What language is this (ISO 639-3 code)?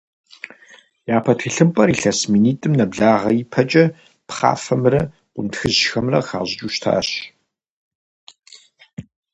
kbd